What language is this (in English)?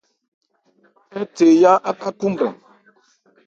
Ebrié